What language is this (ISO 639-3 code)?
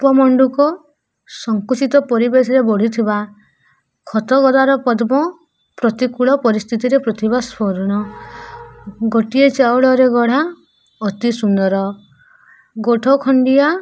ori